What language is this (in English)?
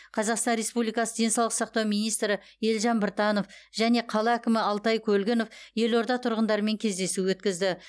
Kazakh